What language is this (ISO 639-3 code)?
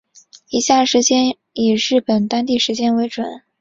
zho